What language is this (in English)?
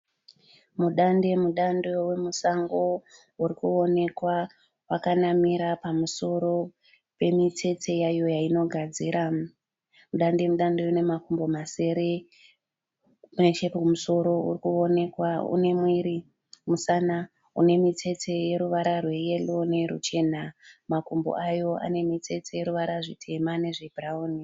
Shona